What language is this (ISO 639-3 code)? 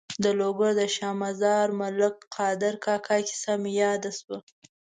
pus